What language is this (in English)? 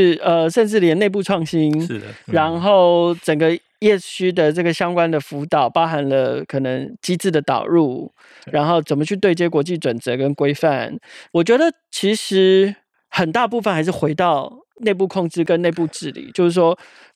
Chinese